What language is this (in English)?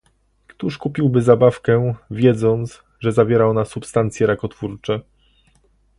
Polish